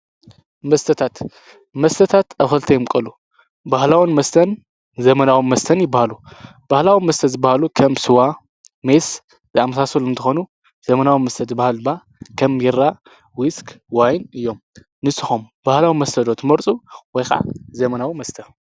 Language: Tigrinya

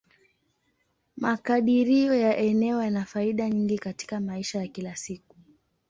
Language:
Swahili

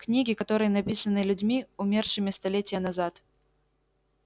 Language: Russian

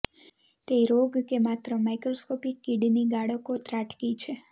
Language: Gujarati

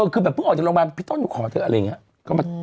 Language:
Thai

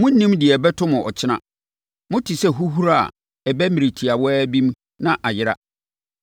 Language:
Akan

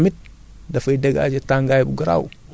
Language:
Wolof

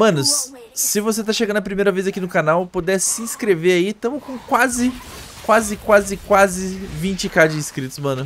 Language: Portuguese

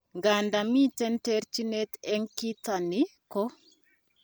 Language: Kalenjin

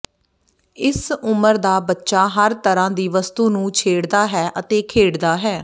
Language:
Punjabi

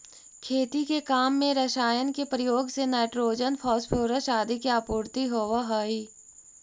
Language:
Magahi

